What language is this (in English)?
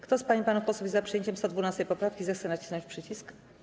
Polish